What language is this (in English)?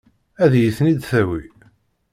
Kabyle